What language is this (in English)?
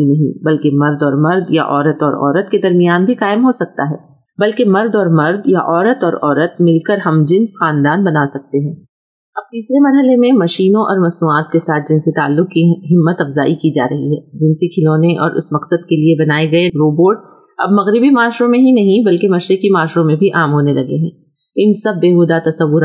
Urdu